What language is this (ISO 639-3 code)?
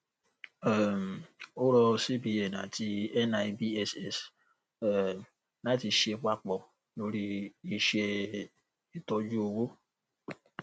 yor